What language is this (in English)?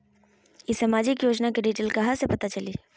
Magahi